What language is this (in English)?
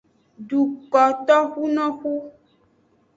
Aja (Benin)